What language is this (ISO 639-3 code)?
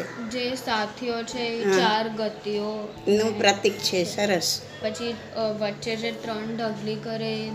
guj